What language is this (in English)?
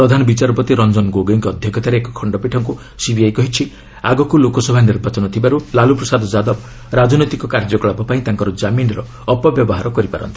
Odia